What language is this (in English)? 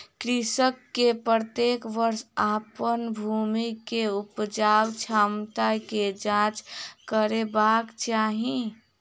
Maithili